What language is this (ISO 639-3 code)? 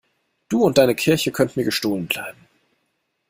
deu